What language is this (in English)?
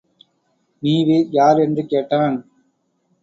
Tamil